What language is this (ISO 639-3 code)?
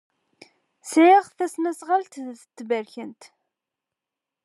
kab